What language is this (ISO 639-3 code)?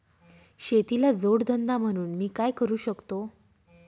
mar